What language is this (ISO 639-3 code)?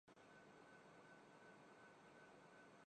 urd